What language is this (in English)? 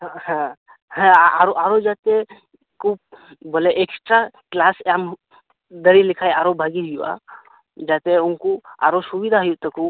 Santali